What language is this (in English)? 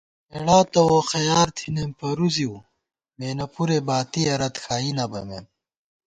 Gawar-Bati